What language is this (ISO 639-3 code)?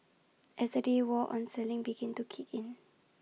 eng